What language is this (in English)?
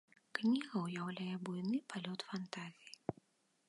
Belarusian